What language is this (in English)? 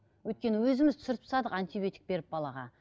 Kazakh